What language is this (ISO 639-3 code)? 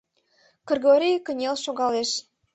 chm